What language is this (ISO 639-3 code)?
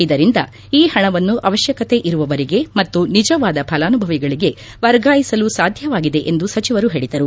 kan